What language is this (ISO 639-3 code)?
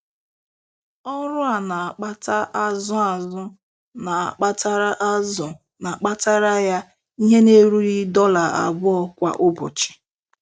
ibo